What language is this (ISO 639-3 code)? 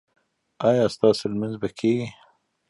pus